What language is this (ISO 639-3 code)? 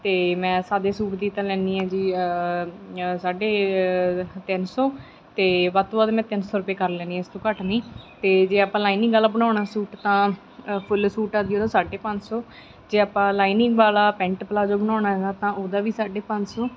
pan